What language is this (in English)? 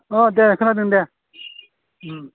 Bodo